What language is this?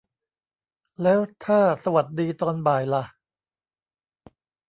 Thai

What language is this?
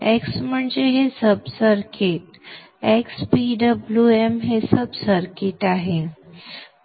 Marathi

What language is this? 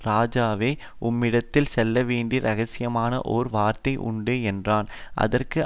Tamil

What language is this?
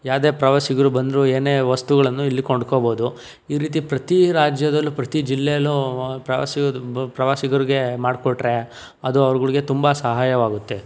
Kannada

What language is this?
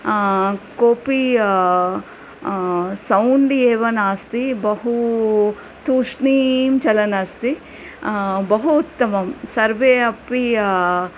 Sanskrit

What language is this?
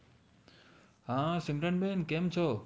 Gujarati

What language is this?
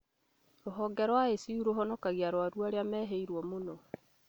Kikuyu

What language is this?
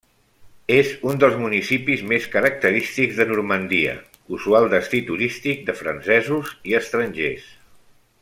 Catalan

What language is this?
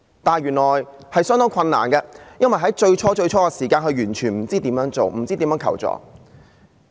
Cantonese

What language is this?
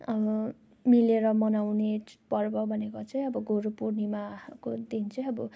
Nepali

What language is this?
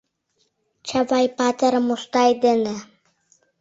Mari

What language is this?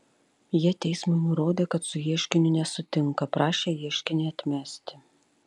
Lithuanian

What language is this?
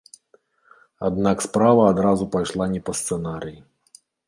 Belarusian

